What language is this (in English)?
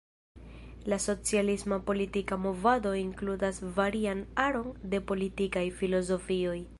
Esperanto